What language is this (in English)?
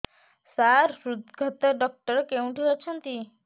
Odia